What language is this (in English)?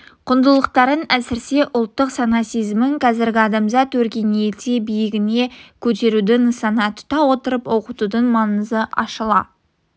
Kazakh